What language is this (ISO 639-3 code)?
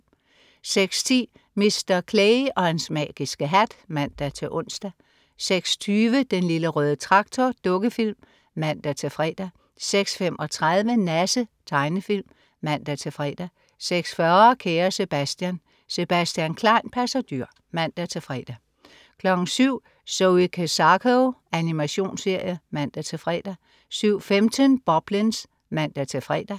dan